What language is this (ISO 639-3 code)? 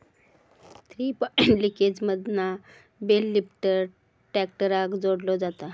mar